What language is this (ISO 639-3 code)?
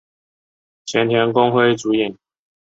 zho